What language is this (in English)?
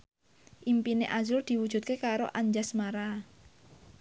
Javanese